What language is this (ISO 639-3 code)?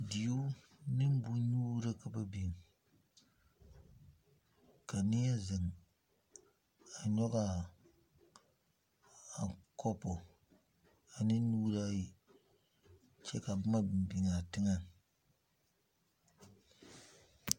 dga